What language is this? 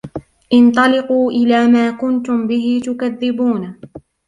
Arabic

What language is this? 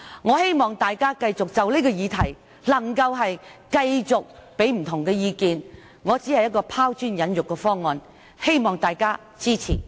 Cantonese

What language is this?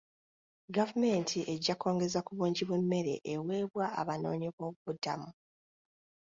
Ganda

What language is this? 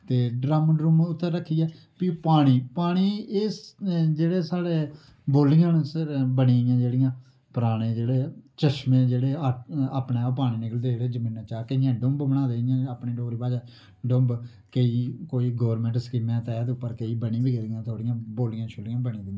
Dogri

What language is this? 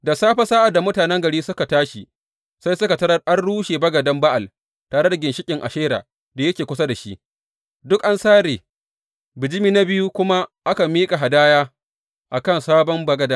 Hausa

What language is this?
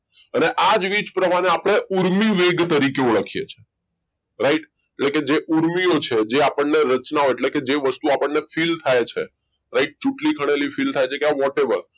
Gujarati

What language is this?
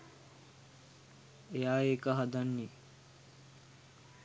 Sinhala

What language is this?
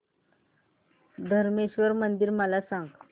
Marathi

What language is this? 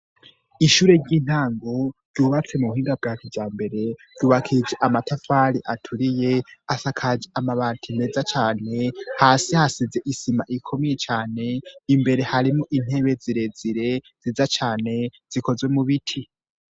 Rundi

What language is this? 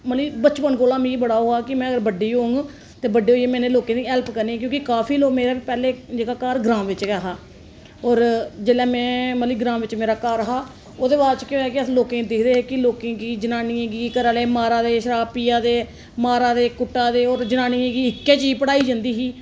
Dogri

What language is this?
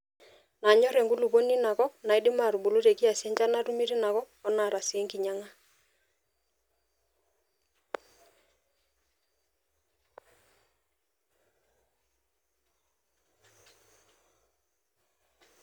Masai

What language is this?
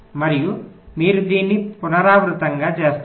Telugu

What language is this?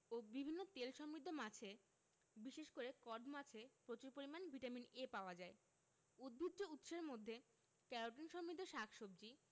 Bangla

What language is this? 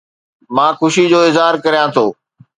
Sindhi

